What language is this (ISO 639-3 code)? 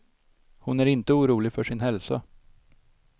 swe